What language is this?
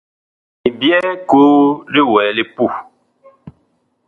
Bakoko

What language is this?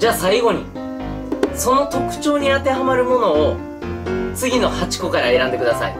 Japanese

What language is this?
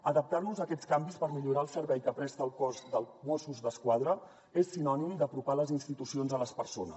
Catalan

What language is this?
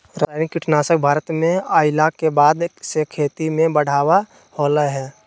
Magahi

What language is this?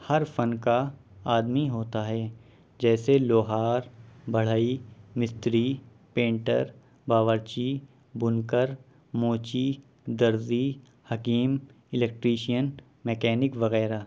Urdu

